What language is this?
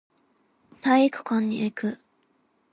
Japanese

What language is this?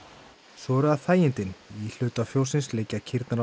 Icelandic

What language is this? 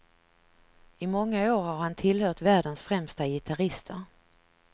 Swedish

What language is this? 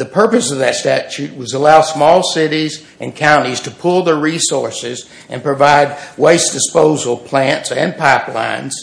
English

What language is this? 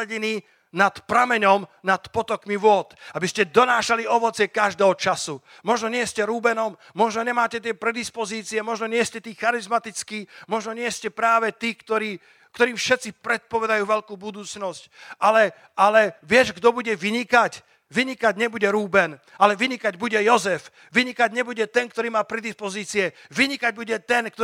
Slovak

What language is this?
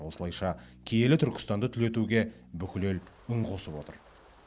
Kazakh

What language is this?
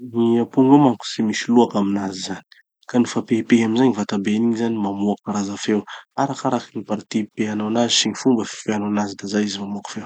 Tanosy Malagasy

